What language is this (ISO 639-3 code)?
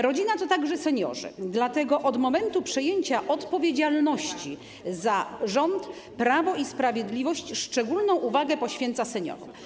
pol